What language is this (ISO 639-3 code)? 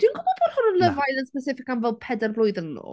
cym